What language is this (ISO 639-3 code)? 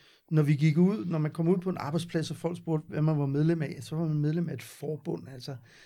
dan